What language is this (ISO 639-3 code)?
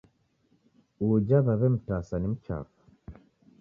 dav